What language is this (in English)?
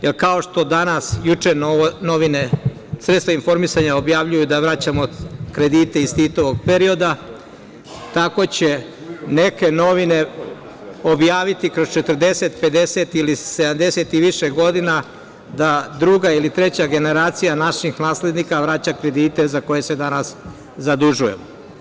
Serbian